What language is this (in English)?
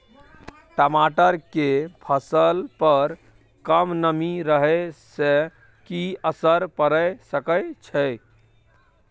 Maithili